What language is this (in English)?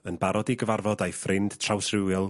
Welsh